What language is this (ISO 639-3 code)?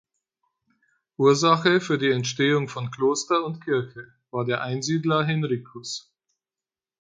deu